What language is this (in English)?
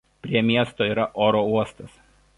Lithuanian